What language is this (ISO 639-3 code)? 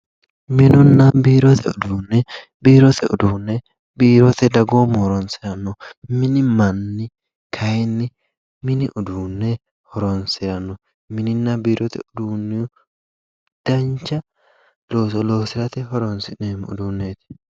sid